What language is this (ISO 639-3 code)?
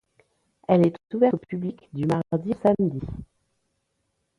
fra